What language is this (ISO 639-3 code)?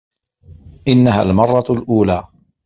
ara